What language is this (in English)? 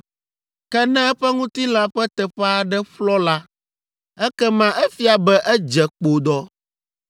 Ewe